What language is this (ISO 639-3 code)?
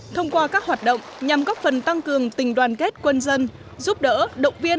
vie